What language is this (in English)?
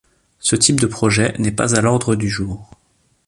French